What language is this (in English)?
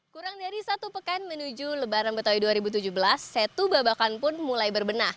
Indonesian